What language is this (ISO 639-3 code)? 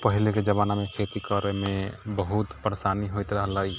mai